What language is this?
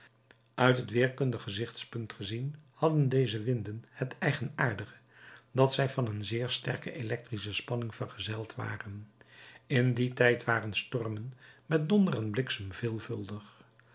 Dutch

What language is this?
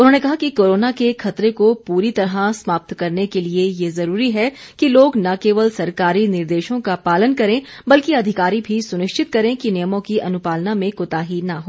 Hindi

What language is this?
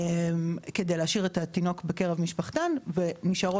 Hebrew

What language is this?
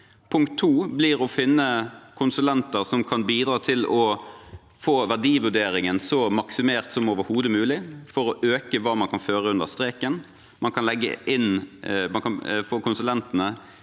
Norwegian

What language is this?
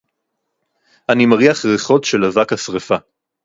Hebrew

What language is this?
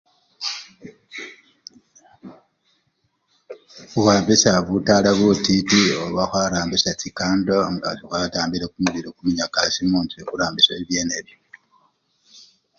Luyia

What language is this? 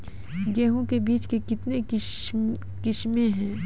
Maithili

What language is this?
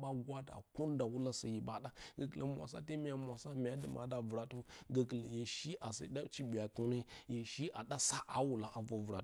Bacama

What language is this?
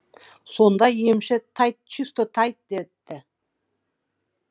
Kazakh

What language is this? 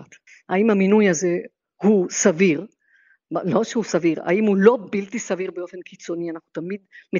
Hebrew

